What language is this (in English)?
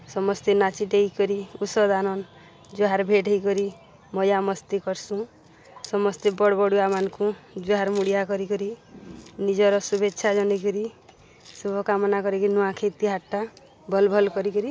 Odia